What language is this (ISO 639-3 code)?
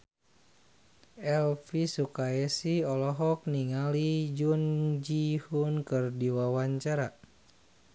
sun